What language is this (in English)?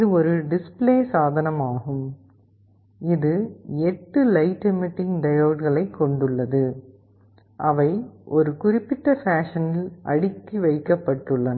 Tamil